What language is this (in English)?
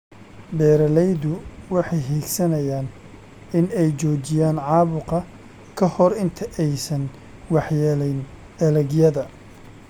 Somali